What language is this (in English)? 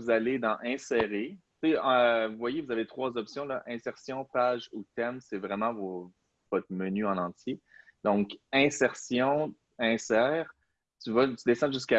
French